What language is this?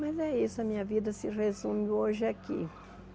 Portuguese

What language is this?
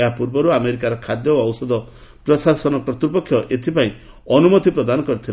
Odia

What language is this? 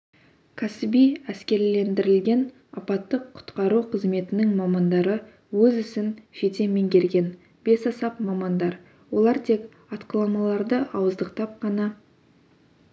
Kazakh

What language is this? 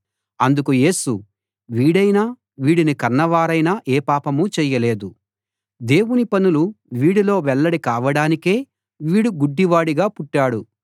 Telugu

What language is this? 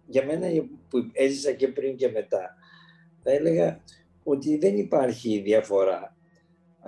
Greek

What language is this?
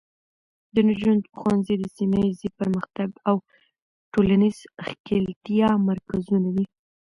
Pashto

